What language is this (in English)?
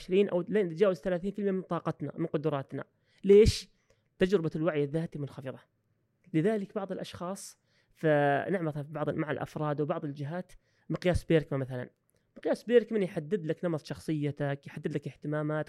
Arabic